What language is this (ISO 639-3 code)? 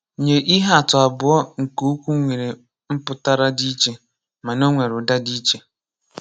ibo